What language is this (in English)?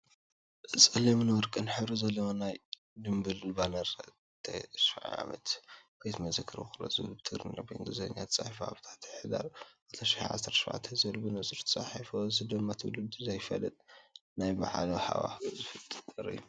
Tigrinya